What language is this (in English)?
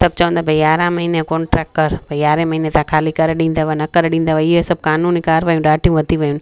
Sindhi